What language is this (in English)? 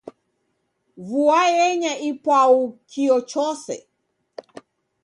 Taita